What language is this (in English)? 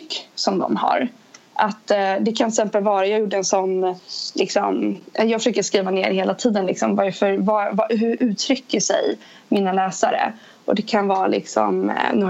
Swedish